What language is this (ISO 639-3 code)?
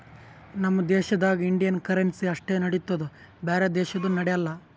kan